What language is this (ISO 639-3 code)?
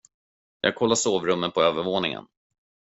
swe